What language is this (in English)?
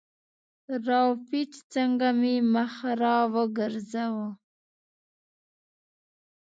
Pashto